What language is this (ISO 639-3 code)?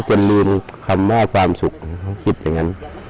tha